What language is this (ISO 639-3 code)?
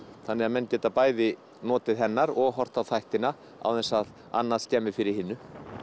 isl